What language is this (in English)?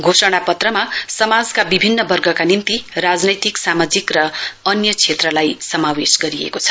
Nepali